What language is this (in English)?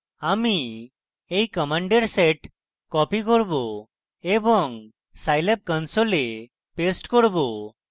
Bangla